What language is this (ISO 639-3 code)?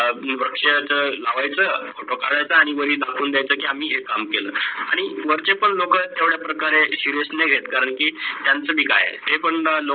mar